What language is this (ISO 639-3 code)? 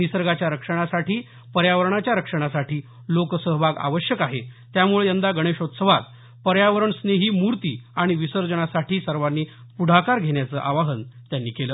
mar